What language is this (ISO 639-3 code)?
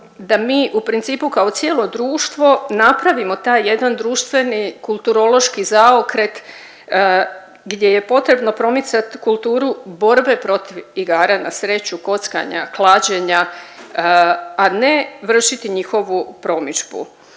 hrv